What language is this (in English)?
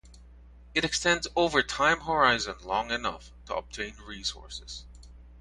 English